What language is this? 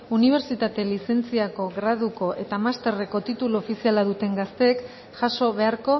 Basque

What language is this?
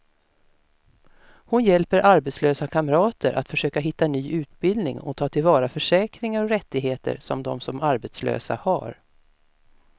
Swedish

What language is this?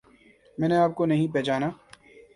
Urdu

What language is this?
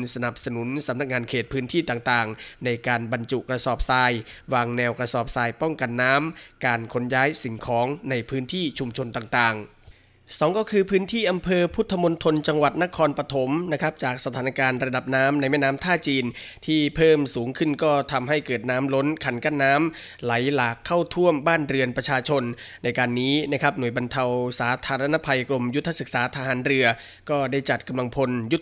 Thai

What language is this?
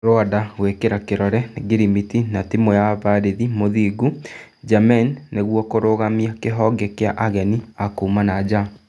Kikuyu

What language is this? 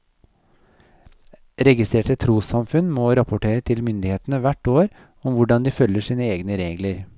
Norwegian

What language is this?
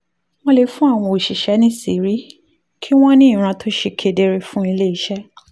Yoruba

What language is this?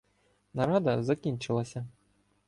Ukrainian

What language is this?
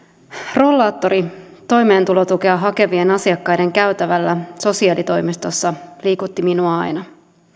Finnish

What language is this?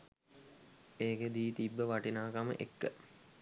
Sinhala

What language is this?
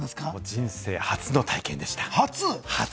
Japanese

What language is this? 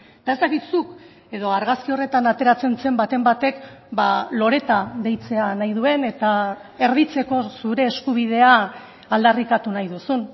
Basque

